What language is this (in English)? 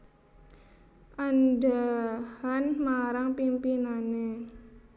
Javanese